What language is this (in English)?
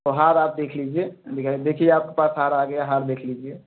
Hindi